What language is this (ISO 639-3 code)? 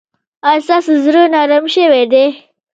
pus